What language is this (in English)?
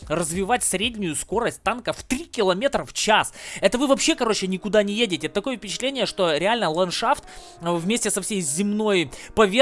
Russian